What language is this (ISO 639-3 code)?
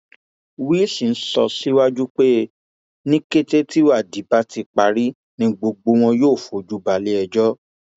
yor